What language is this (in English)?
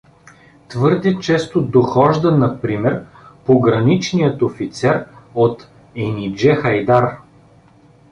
Bulgarian